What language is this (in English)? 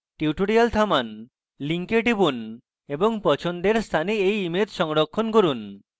Bangla